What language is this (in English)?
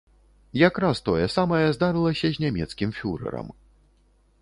Belarusian